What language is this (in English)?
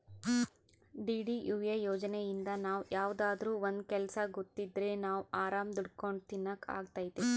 Kannada